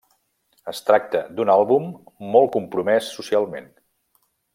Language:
Catalan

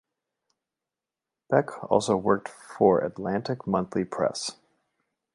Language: English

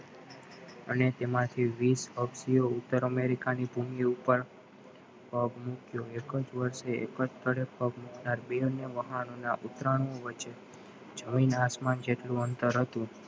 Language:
Gujarati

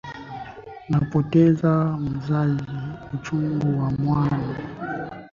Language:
Swahili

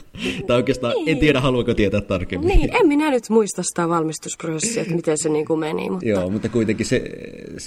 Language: Finnish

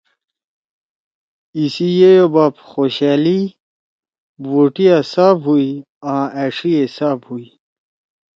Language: Torwali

